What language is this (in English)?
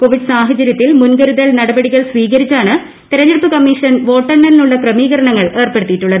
Malayalam